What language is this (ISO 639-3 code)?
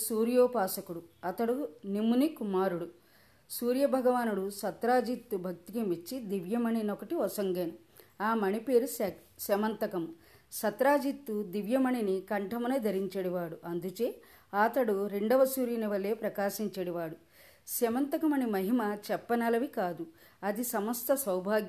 tel